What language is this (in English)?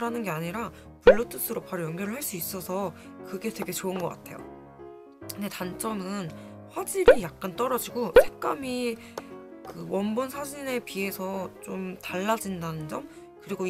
Korean